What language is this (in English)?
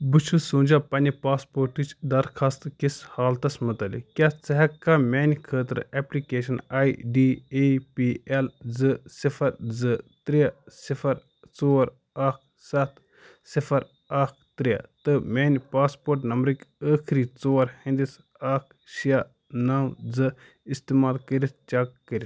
Kashmiri